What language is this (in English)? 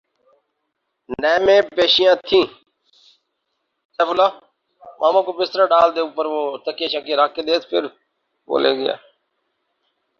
Urdu